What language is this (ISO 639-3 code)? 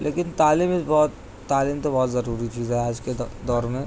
urd